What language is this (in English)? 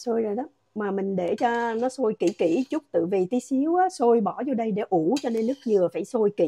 Vietnamese